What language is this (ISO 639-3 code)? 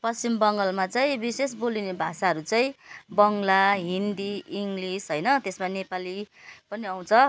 nep